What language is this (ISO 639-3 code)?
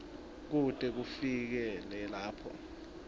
ssw